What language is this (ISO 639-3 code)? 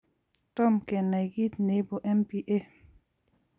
kln